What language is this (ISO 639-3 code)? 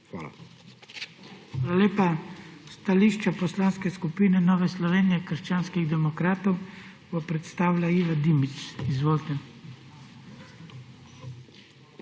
slv